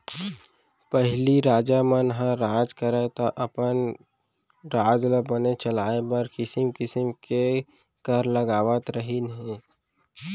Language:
Chhattisgarhi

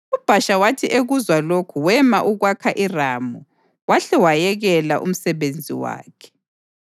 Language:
North Ndebele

